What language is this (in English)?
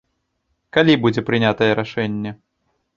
Belarusian